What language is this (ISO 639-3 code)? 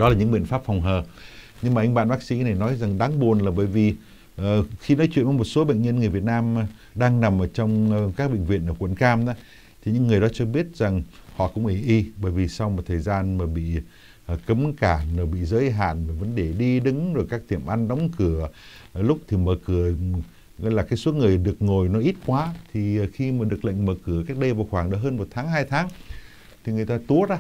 vie